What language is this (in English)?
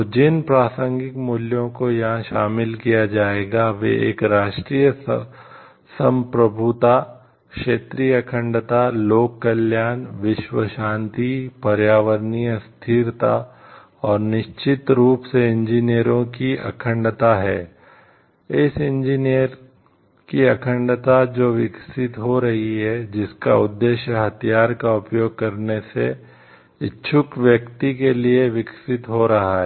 Hindi